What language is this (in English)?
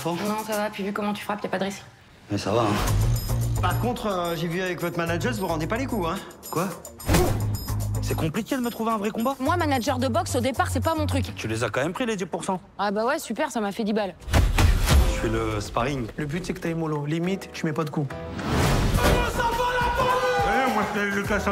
French